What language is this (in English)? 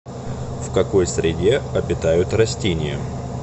Russian